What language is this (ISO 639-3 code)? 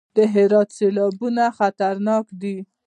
pus